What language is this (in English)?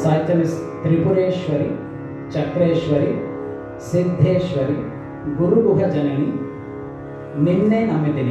Arabic